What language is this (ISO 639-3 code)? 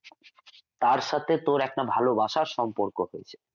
ben